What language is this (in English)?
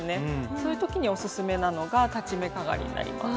Japanese